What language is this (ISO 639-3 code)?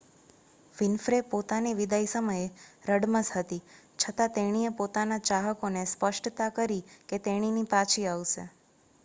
guj